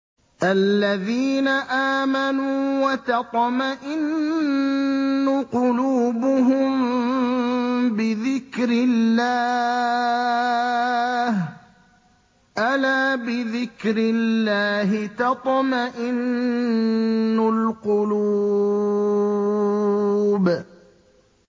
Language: Arabic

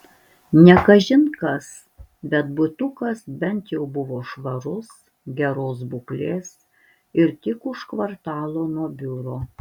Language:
Lithuanian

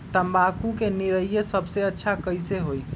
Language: Magahi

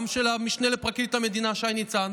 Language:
Hebrew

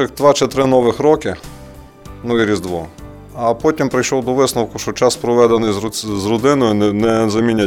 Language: Ukrainian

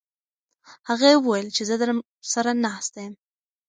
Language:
Pashto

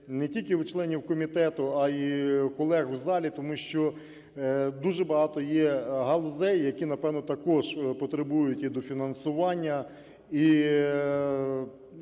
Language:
Ukrainian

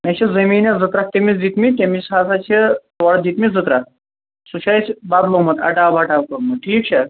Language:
Kashmiri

